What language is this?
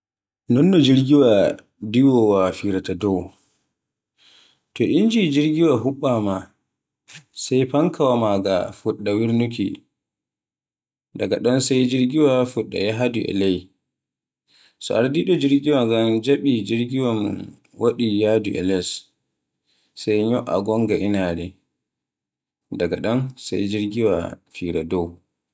Borgu Fulfulde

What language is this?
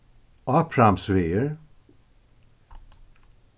Faroese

